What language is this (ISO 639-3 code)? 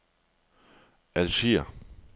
dan